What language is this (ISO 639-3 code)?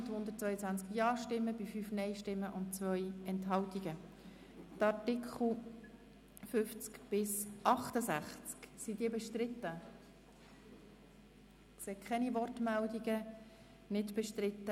gsw